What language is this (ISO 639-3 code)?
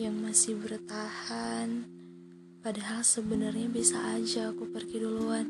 ind